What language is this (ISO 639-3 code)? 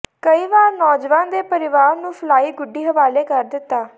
pan